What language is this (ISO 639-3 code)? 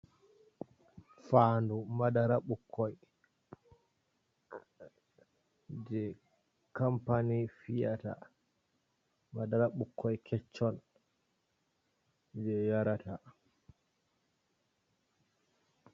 ful